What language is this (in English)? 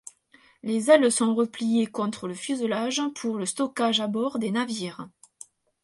French